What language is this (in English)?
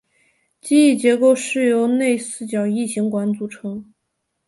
Chinese